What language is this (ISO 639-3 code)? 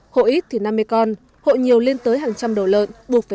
vie